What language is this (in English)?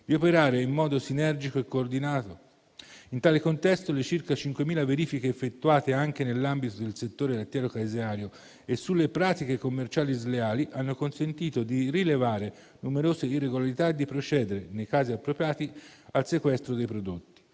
Italian